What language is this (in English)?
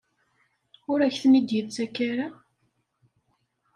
Kabyle